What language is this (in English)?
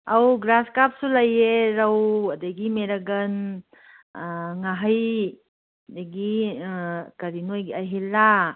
Manipuri